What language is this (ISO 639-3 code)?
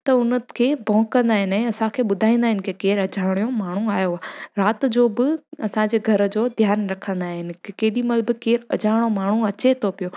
snd